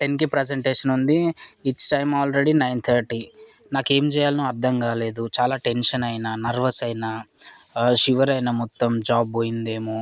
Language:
Telugu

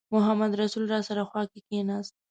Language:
Pashto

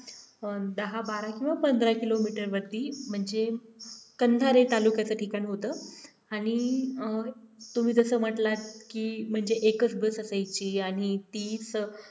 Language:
Marathi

